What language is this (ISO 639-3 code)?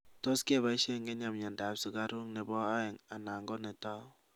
kln